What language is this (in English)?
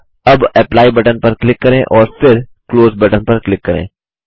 Hindi